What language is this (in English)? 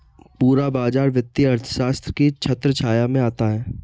Hindi